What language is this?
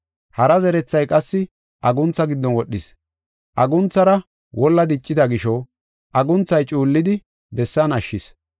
Gofa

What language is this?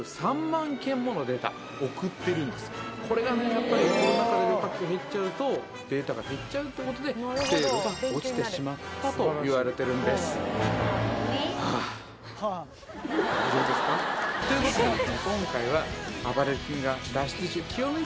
Japanese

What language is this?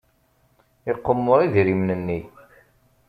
Kabyle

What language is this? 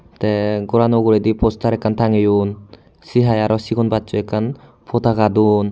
Chakma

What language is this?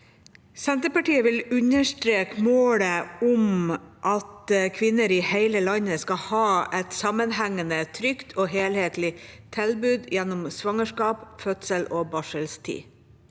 Norwegian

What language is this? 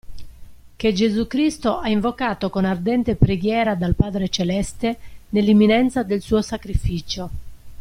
Italian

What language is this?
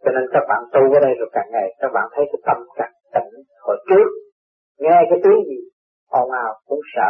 Vietnamese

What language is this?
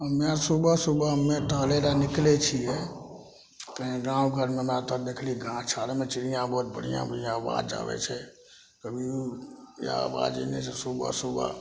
Maithili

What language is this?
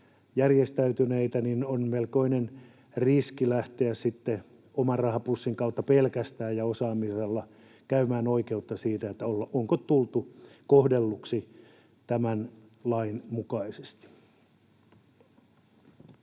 Finnish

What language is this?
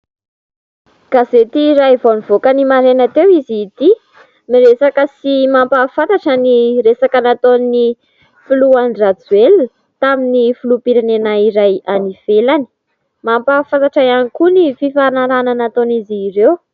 Malagasy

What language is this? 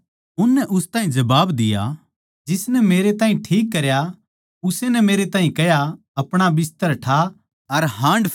Haryanvi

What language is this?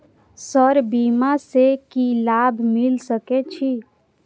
Maithili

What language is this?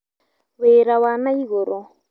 Kikuyu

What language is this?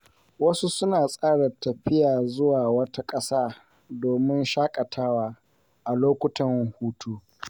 Hausa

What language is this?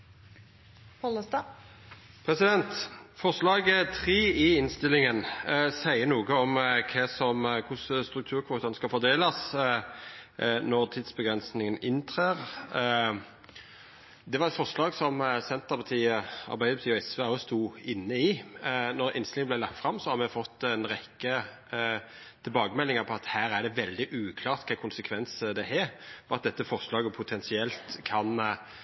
Norwegian Nynorsk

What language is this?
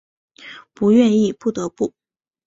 Chinese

